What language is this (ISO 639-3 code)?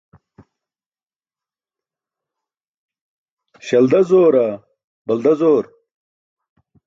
bsk